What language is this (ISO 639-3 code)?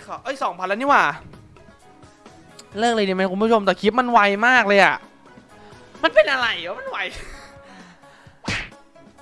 tha